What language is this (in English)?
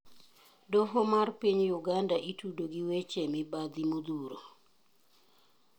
Luo (Kenya and Tanzania)